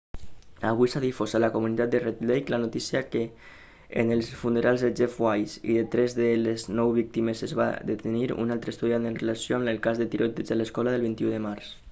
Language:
Catalan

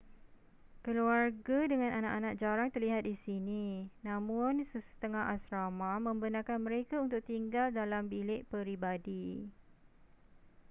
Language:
Malay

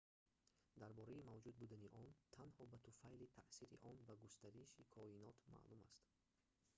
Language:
Tajik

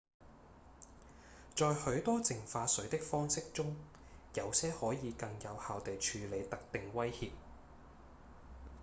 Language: Cantonese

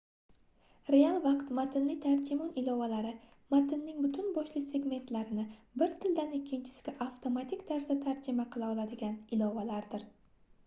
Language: Uzbek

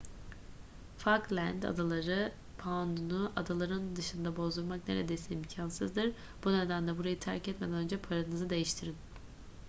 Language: Turkish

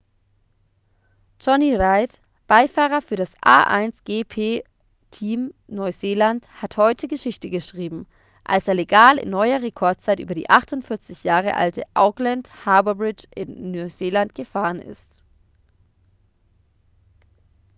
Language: German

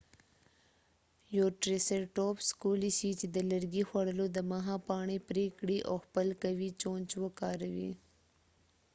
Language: Pashto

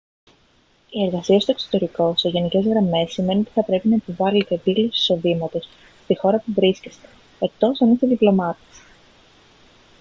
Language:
Greek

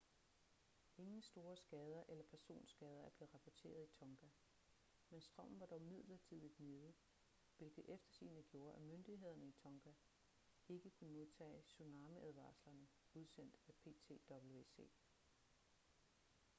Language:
Danish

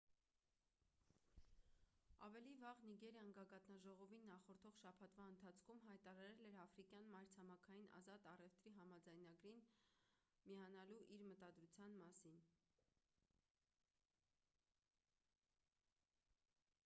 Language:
Armenian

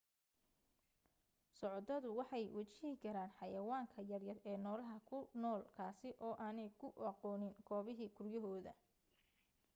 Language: Somali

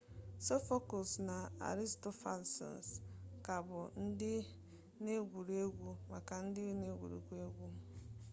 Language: Igbo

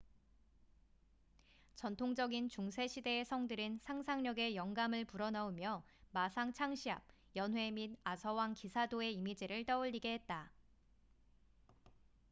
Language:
Korean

